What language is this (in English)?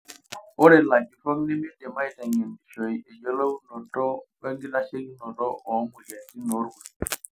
Masai